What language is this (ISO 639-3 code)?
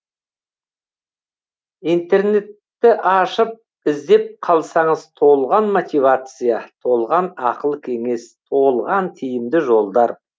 kaz